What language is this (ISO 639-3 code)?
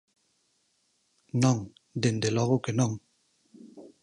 glg